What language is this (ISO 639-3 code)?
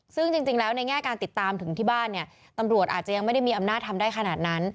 tha